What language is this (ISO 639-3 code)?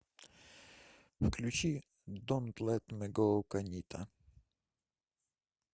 rus